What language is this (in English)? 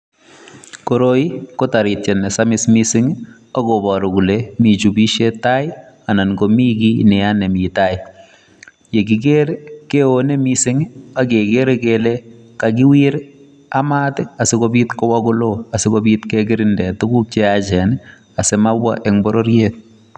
Kalenjin